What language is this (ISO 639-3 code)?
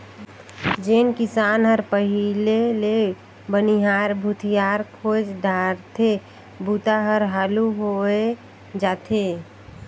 hne